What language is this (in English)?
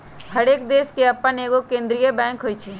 Magahi